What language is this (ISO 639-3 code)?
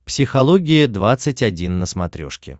rus